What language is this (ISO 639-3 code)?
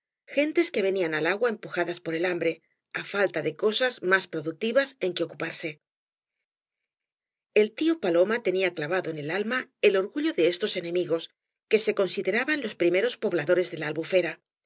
spa